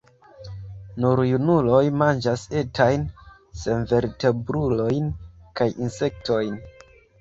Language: Esperanto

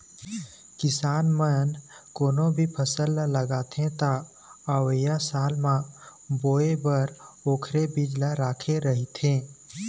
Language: Chhattisgarhi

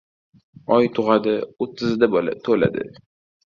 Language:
Uzbek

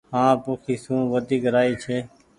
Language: Goaria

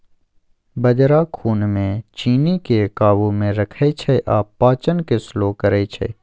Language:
Maithili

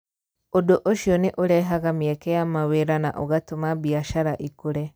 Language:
Kikuyu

